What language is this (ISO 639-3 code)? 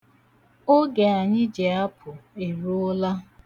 ibo